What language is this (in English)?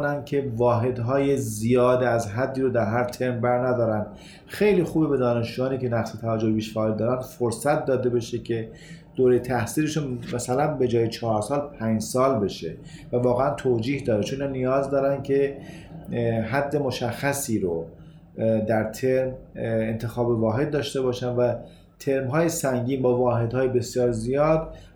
Persian